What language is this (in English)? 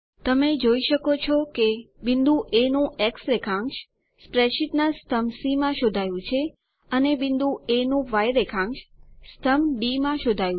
Gujarati